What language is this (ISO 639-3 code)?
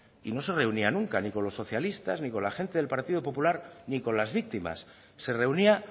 spa